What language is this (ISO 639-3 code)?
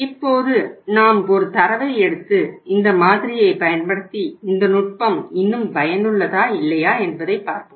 tam